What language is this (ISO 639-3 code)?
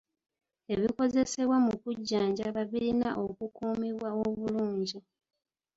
lug